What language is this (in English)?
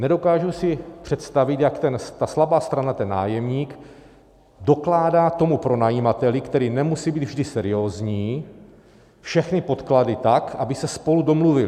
Czech